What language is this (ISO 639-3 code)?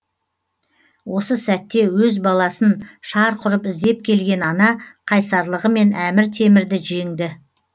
kaz